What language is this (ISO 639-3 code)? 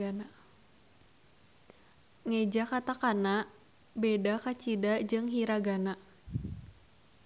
sun